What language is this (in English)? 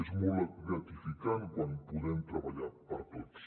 Catalan